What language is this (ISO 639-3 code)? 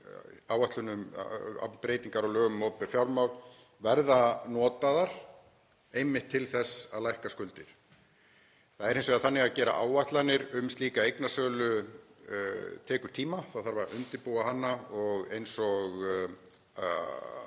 isl